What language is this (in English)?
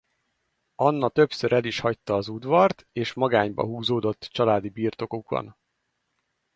Hungarian